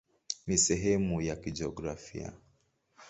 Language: Swahili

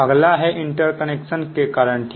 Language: Hindi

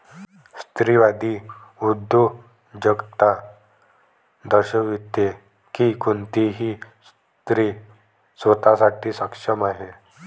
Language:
Marathi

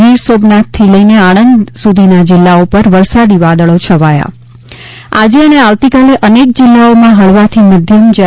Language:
Gujarati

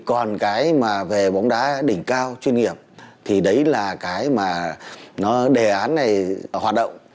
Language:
Vietnamese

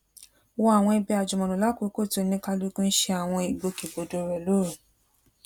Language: Yoruba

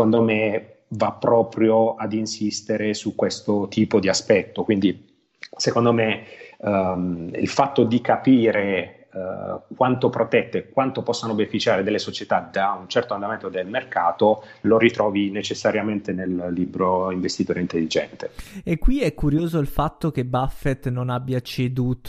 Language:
Italian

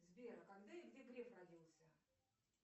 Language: Russian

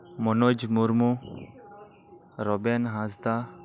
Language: Santali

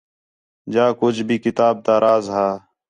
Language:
Khetrani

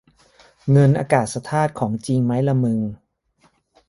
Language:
Thai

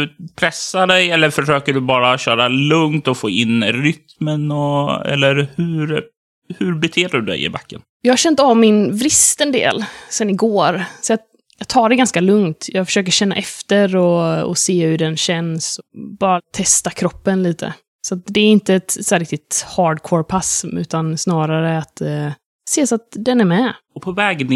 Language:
Swedish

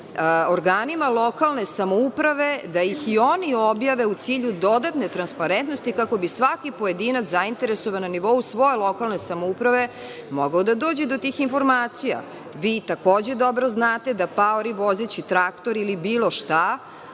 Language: Serbian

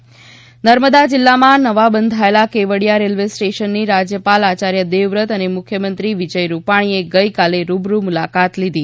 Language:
Gujarati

